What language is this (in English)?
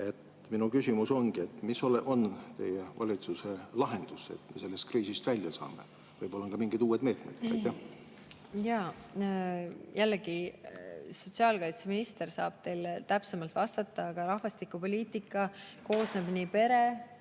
Estonian